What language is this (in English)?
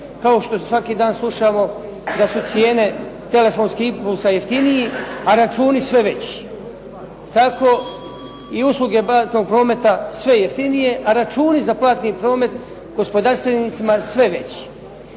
Croatian